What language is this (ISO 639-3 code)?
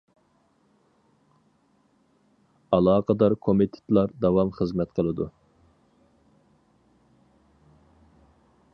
uig